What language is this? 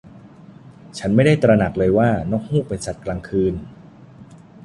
Thai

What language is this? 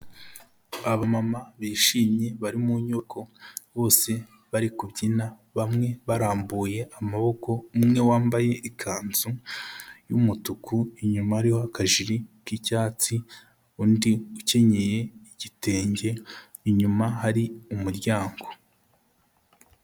Kinyarwanda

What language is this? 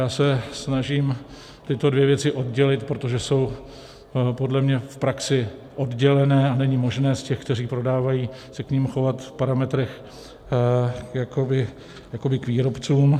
Czech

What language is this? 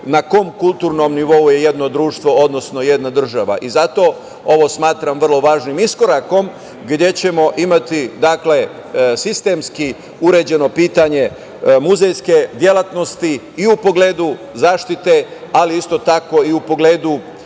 Serbian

